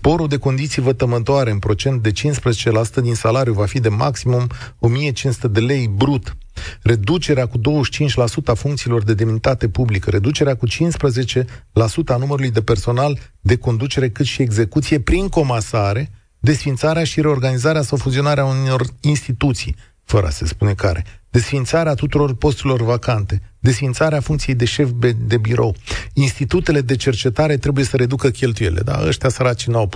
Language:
Romanian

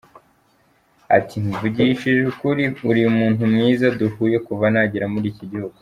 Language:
Kinyarwanda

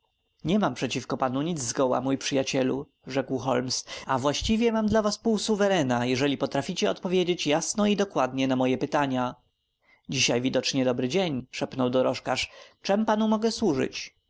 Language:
Polish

